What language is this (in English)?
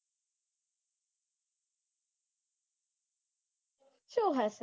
Gujarati